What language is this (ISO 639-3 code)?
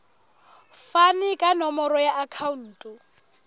sot